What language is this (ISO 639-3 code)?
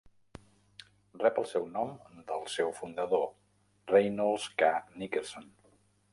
cat